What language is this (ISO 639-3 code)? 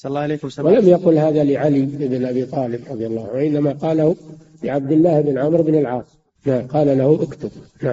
ara